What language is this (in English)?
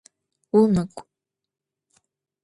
Adyghe